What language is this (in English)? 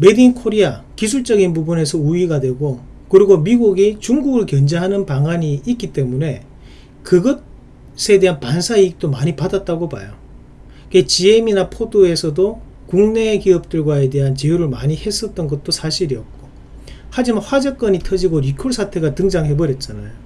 Korean